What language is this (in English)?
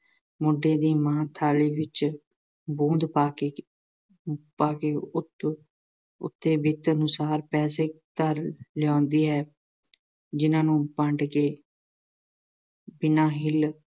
Punjabi